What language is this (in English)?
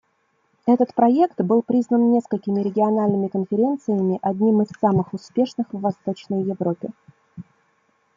Russian